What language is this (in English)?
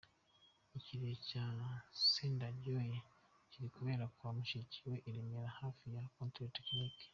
Kinyarwanda